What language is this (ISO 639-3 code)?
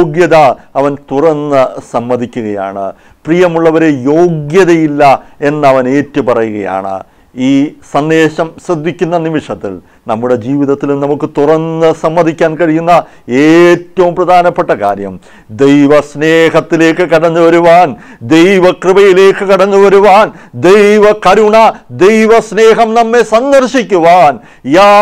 tur